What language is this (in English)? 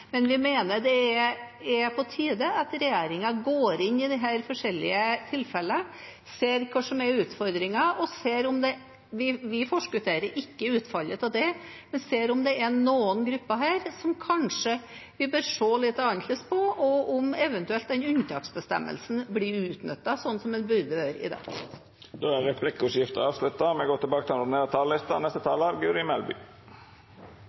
Norwegian